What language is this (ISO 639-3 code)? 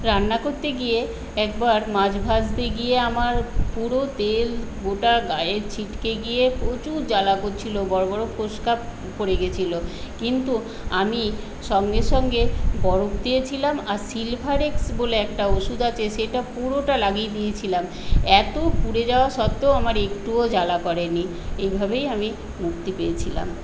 ben